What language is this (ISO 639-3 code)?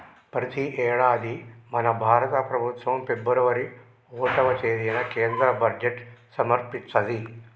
tel